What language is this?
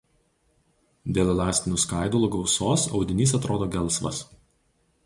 Lithuanian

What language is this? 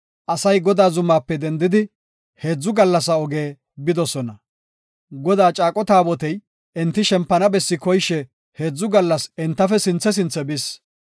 Gofa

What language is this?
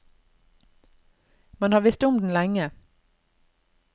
Norwegian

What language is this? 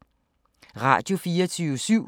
Danish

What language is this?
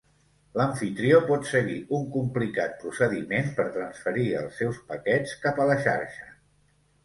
Catalan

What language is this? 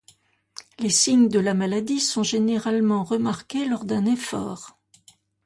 French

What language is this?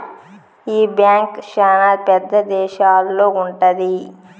Telugu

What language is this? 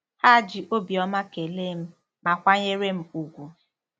Igbo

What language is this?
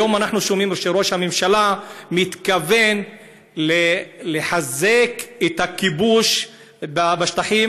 Hebrew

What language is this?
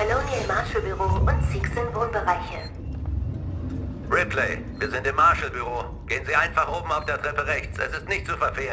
German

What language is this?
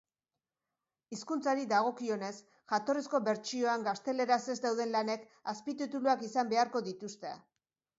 Basque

